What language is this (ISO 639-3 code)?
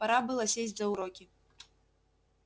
rus